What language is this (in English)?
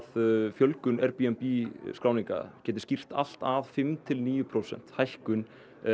Icelandic